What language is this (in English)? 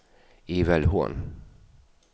Danish